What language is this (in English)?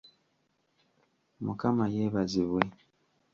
Ganda